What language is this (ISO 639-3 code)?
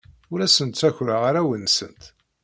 kab